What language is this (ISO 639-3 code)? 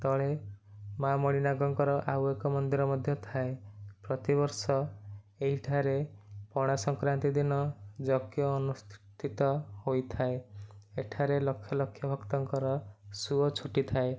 ori